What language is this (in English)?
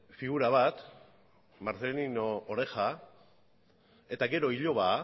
Basque